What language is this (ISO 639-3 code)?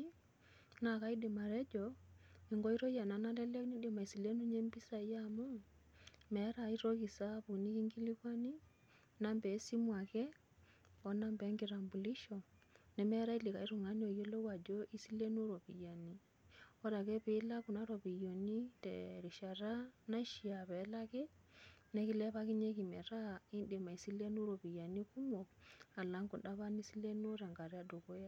mas